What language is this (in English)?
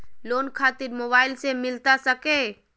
Magahi